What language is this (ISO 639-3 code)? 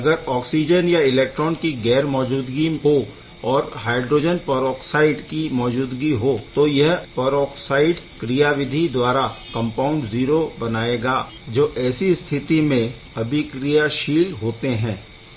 hin